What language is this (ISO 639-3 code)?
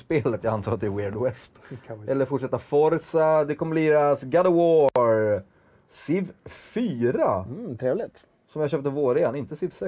swe